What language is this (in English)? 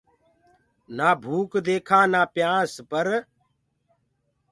Gurgula